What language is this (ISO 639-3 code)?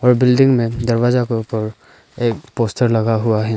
hin